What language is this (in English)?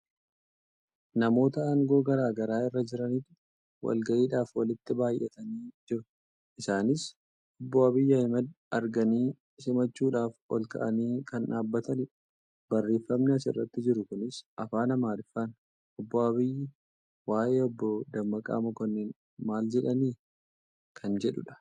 Oromo